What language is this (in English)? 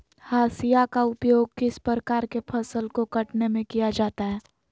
Magahi